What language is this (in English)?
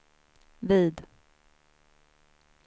Swedish